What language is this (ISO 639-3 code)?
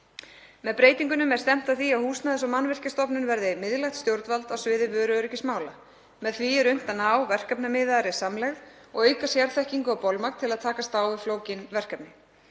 isl